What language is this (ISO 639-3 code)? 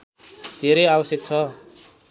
nep